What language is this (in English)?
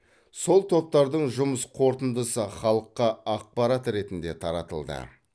Kazakh